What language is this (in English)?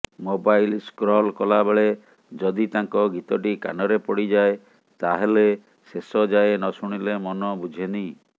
Odia